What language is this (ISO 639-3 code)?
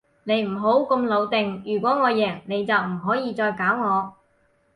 yue